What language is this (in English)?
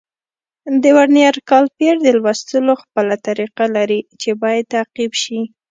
Pashto